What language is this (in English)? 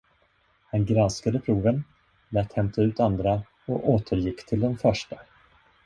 Swedish